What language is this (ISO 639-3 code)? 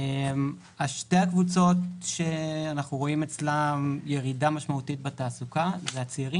heb